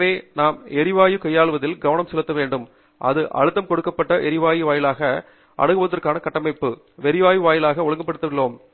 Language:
Tamil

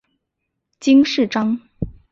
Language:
Chinese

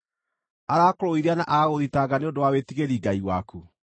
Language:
Kikuyu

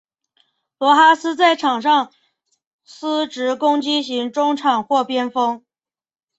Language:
Chinese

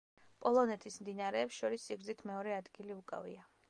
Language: Georgian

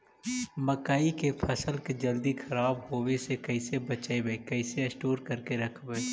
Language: Magahi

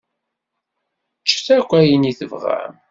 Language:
Kabyle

